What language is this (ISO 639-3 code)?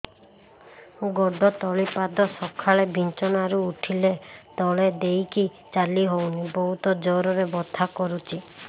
ori